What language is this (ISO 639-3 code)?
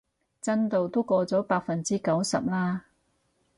yue